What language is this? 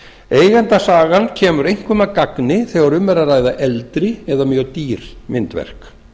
Icelandic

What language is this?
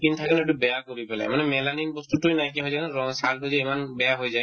Assamese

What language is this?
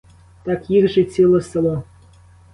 Ukrainian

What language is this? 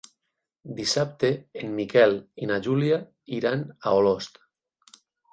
Catalan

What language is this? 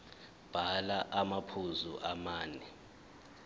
Zulu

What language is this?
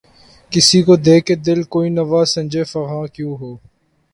Urdu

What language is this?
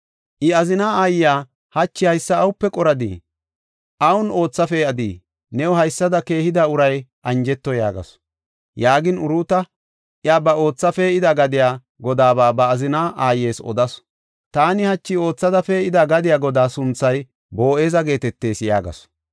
Gofa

